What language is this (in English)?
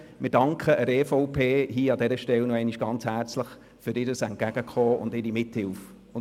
Swiss German